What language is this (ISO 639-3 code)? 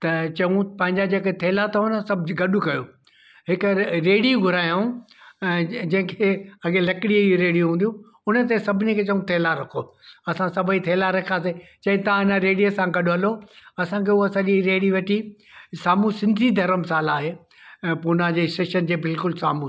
snd